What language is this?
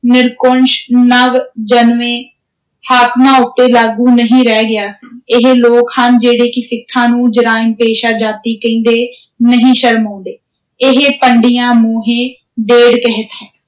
Punjabi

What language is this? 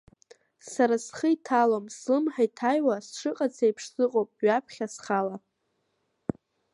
Abkhazian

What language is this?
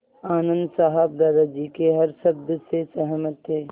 Hindi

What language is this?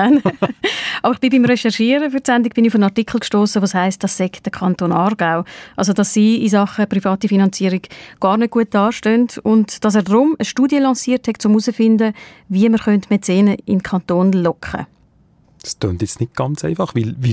German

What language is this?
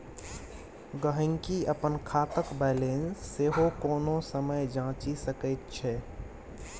Maithili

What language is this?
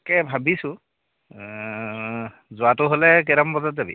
Assamese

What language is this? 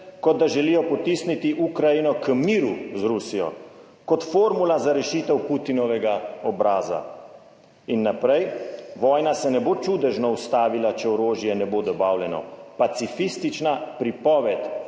Slovenian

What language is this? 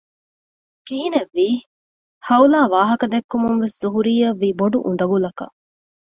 Divehi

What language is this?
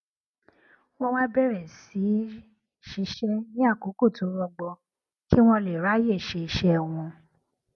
Yoruba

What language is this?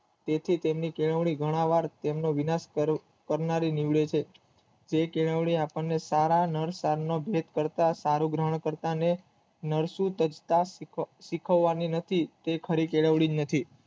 Gujarati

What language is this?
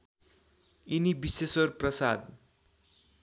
Nepali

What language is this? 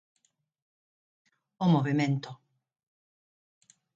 Galician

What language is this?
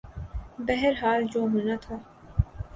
Urdu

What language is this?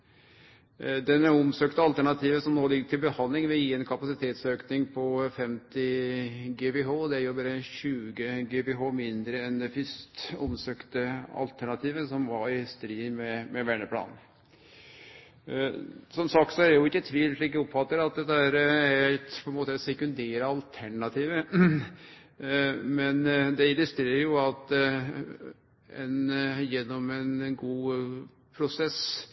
Norwegian Nynorsk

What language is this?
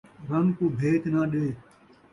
Saraiki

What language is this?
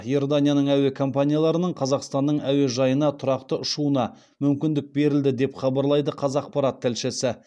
Kazakh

